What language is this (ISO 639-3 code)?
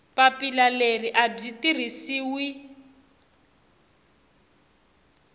tso